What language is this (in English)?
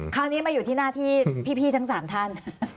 Thai